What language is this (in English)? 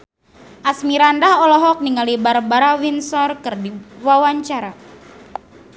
Sundanese